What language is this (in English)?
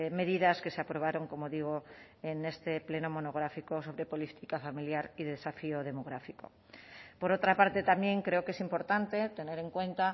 Spanish